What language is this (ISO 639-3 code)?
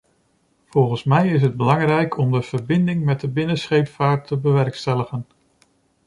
nld